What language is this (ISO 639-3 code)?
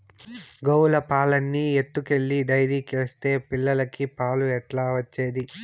tel